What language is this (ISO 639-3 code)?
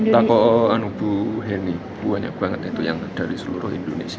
ind